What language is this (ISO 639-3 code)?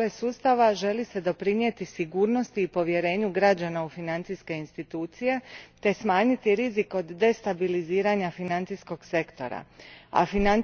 hrv